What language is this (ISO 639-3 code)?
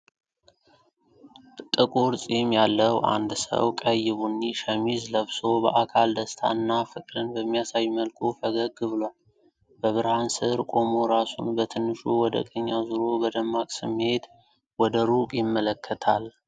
amh